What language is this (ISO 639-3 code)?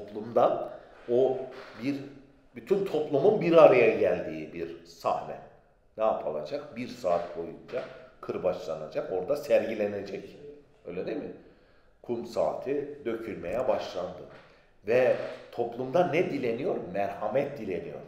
tur